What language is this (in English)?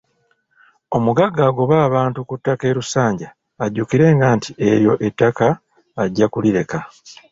Ganda